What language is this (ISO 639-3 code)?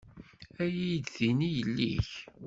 kab